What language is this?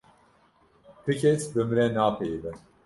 Kurdish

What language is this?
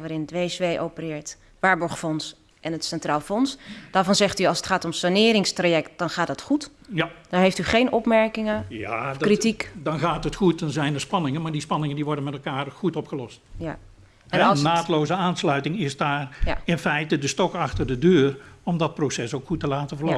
Dutch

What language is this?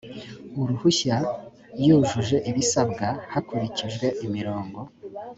Kinyarwanda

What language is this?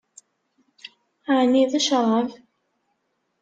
Kabyle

